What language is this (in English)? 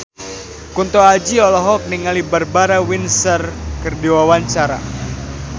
Sundanese